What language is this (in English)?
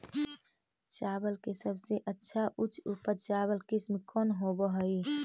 Magahi